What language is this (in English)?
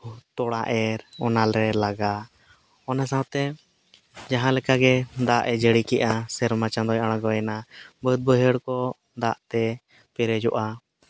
Santali